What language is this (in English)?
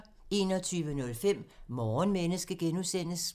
Danish